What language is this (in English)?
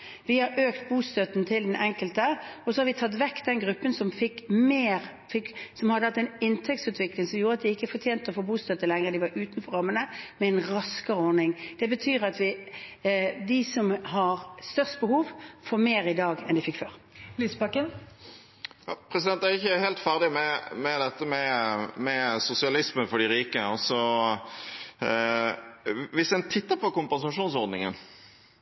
Norwegian